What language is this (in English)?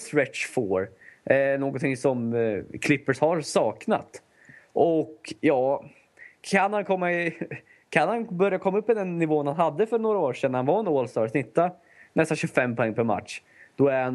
Swedish